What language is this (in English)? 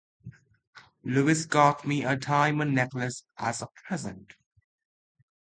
English